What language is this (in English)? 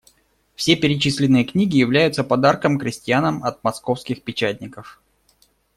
Russian